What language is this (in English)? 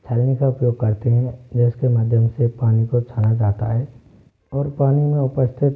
Hindi